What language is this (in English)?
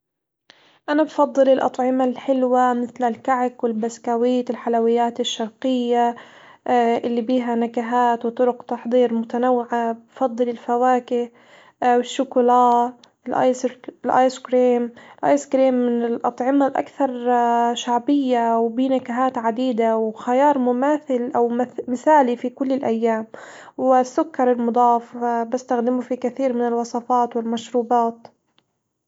Hijazi Arabic